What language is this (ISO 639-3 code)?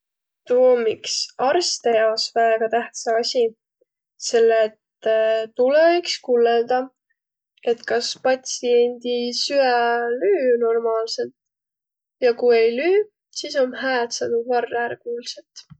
vro